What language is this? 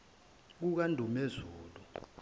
Zulu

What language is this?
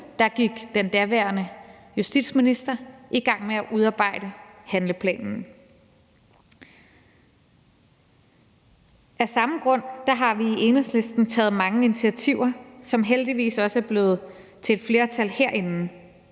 Danish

